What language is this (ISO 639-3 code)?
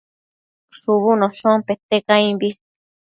mcf